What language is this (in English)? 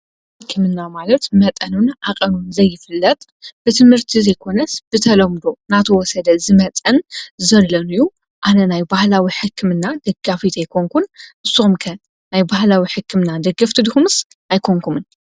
Tigrinya